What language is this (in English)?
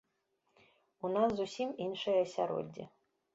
Belarusian